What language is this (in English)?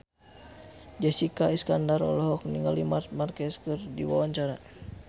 Sundanese